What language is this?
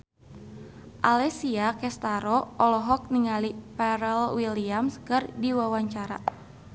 Sundanese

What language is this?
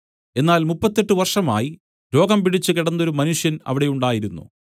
Malayalam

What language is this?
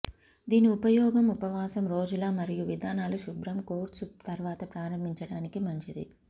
Telugu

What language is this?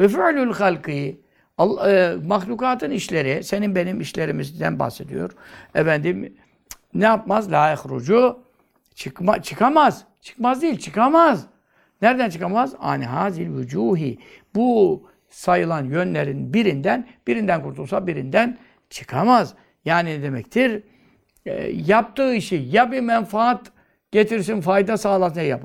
Turkish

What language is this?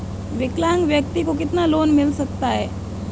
Hindi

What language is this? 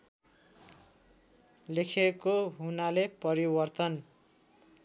Nepali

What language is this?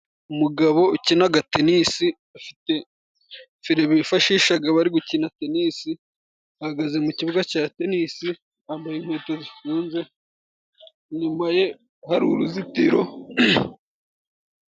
Kinyarwanda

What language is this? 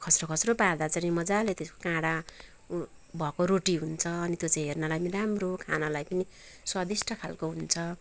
Nepali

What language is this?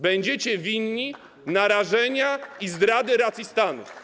Polish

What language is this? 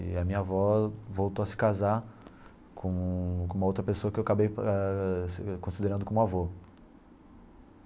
Portuguese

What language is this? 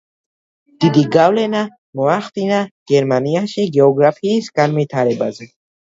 Georgian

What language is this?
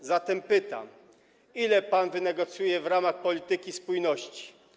Polish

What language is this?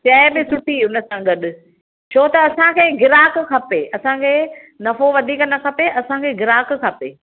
Sindhi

